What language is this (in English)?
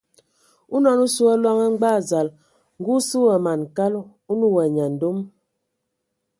Ewondo